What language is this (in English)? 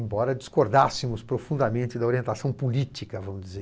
Portuguese